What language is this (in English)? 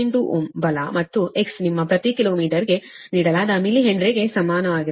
Kannada